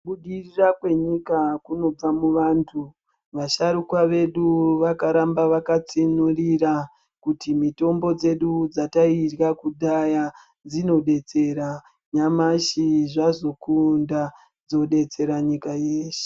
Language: Ndau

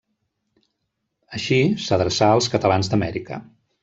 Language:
Catalan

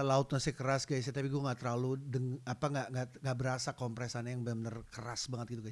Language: Indonesian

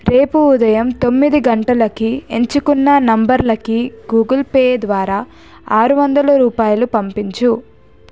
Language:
Telugu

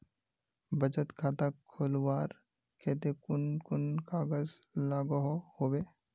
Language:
Magahi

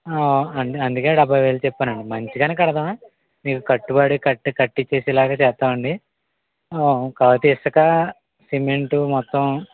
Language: Telugu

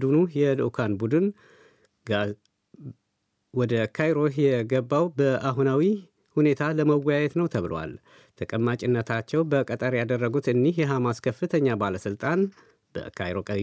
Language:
Amharic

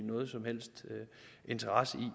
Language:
Danish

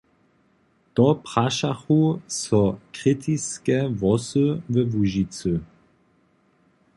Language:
Upper Sorbian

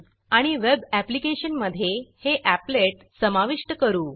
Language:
Marathi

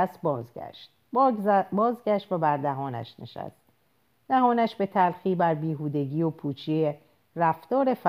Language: Persian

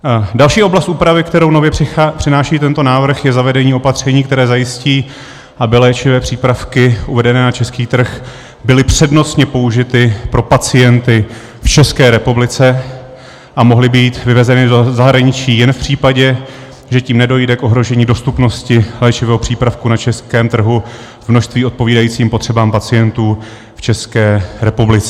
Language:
Czech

